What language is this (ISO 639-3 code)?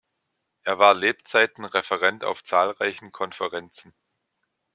deu